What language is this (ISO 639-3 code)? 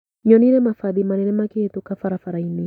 kik